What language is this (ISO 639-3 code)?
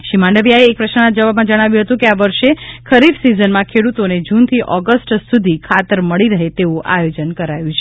guj